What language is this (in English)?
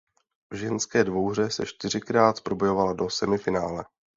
Czech